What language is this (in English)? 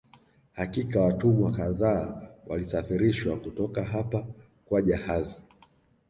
Swahili